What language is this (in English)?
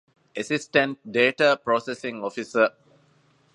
Divehi